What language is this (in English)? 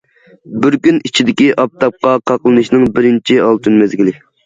Uyghur